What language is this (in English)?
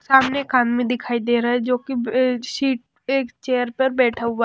Hindi